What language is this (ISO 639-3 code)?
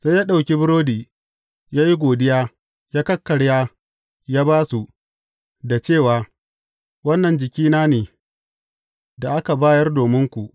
hau